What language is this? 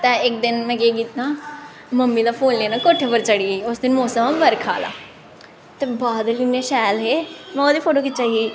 Dogri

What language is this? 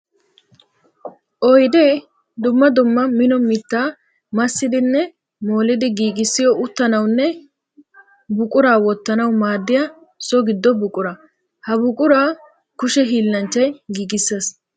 Wolaytta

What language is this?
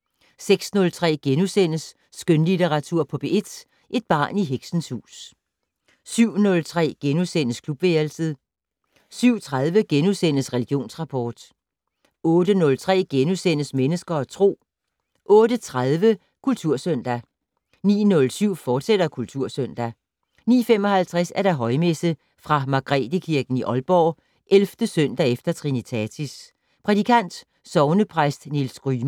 Danish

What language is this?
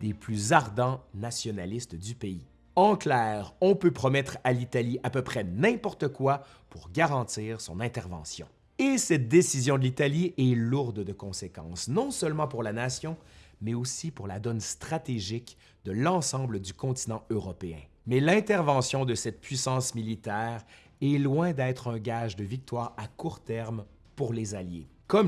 French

